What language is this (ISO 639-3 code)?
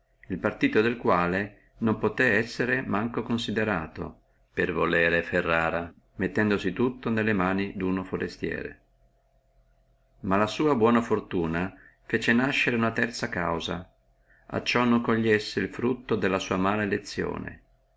ita